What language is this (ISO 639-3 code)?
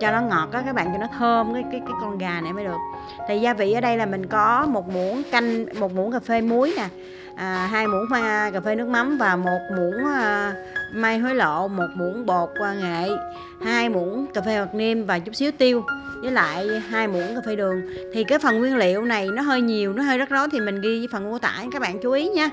vie